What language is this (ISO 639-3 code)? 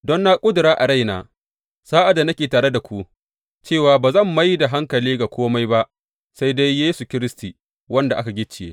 hau